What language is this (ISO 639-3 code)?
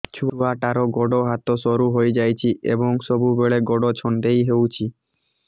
ori